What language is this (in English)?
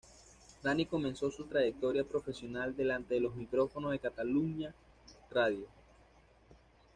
Spanish